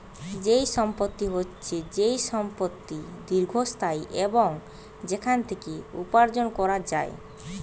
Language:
Bangla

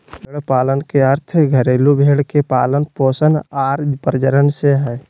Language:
Magahi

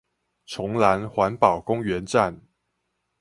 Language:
Chinese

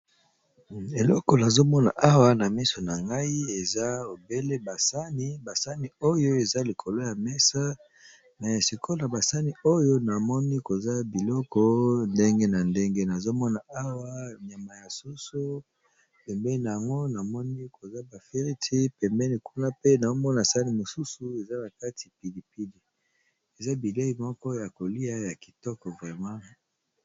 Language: Lingala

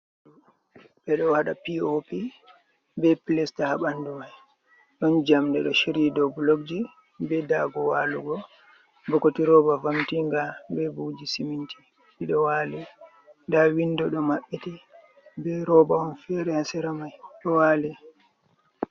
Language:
Fula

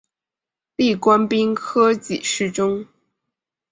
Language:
Chinese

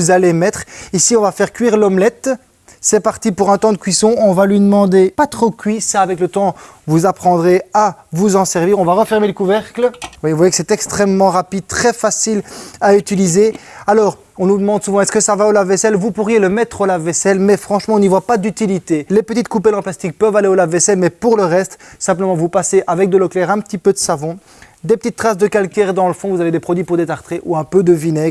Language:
French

